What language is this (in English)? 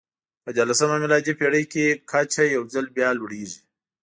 Pashto